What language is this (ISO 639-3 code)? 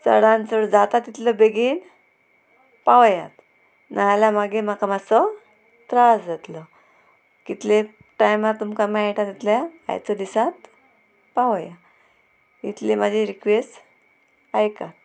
kok